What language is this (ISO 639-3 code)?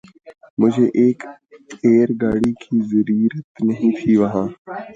urd